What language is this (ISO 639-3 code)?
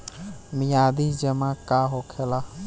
bho